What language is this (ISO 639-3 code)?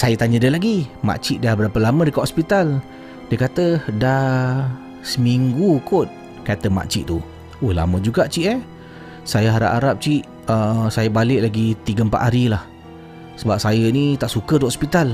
msa